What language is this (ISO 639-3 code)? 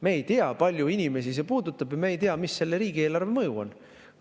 est